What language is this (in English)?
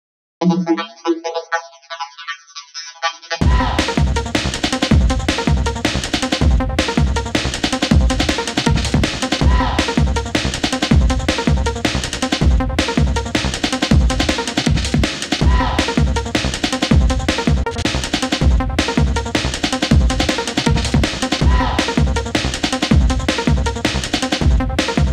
Indonesian